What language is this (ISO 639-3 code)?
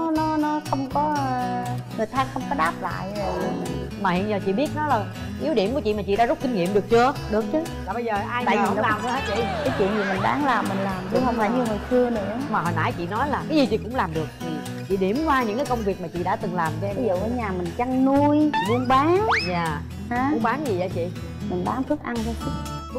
vie